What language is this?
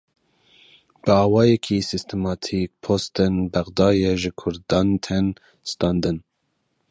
Kurdish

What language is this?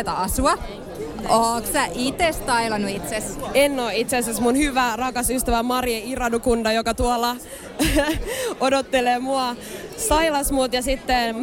Finnish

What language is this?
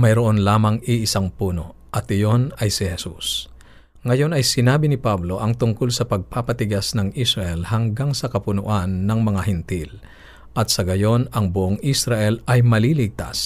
Filipino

